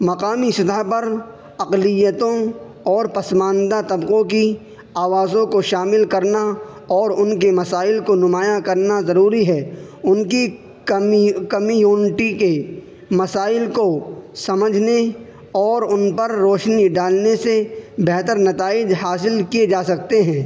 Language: Urdu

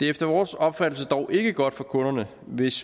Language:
Danish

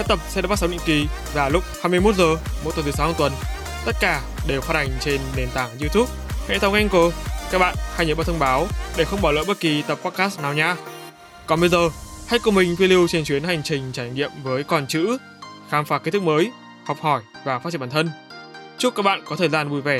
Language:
Vietnamese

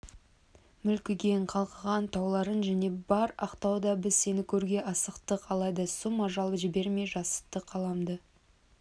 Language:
Kazakh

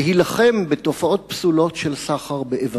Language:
Hebrew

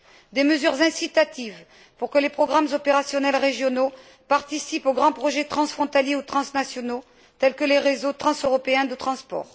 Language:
French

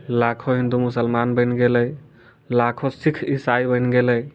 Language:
Maithili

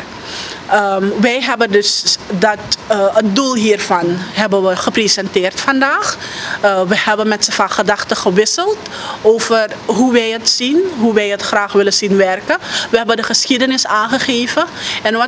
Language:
Dutch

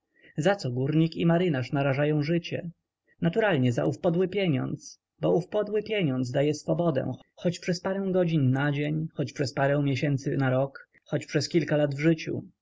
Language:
Polish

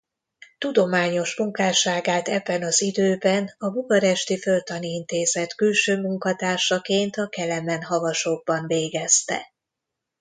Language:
Hungarian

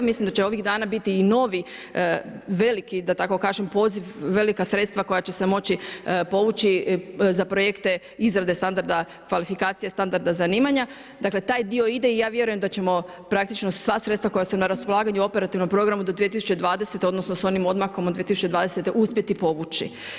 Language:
Croatian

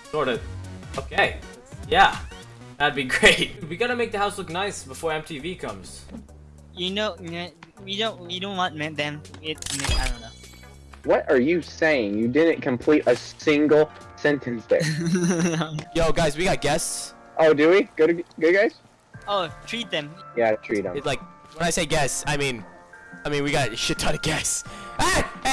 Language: English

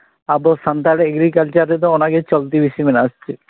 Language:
Santali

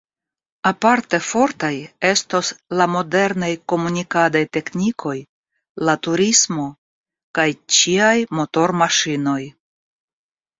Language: Esperanto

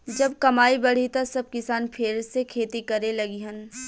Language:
Bhojpuri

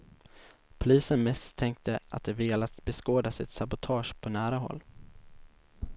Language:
Swedish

